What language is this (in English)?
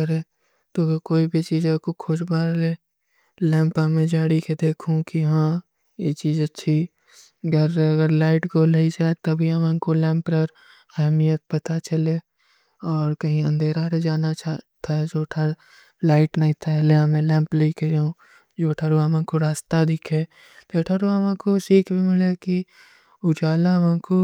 Kui (India)